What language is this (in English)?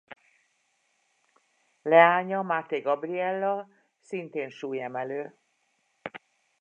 Hungarian